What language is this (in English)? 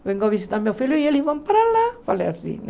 Portuguese